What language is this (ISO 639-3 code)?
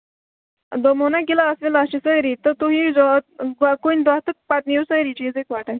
kas